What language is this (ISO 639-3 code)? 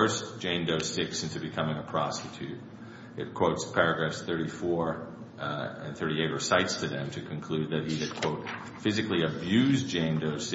eng